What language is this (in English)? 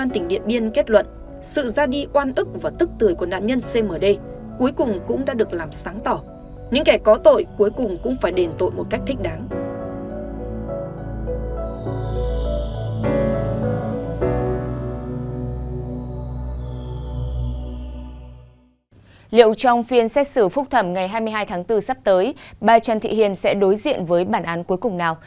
Vietnamese